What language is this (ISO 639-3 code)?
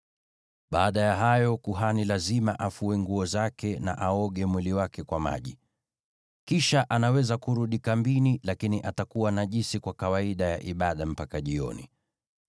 swa